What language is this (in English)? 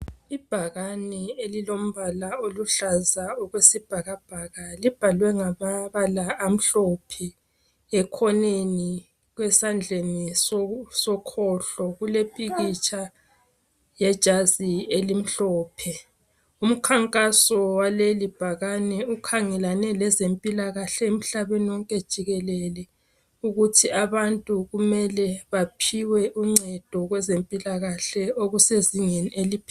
North Ndebele